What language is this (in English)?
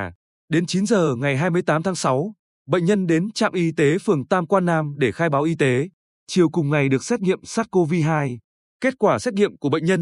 Vietnamese